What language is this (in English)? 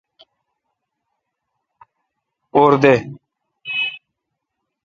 Kalkoti